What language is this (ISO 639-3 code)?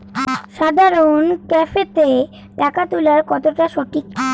ben